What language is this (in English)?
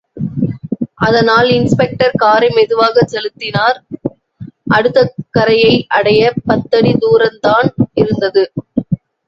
Tamil